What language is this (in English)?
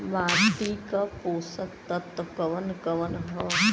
Bhojpuri